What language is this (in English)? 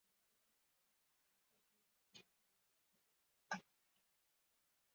Kinyarwanda